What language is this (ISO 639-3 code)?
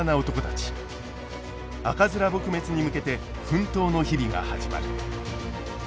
jpn